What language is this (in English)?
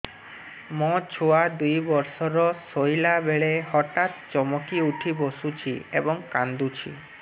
Odia